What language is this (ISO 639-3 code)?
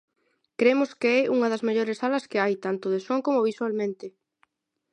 glg